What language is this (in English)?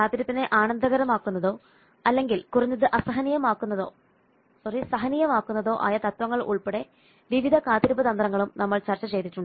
Malayalam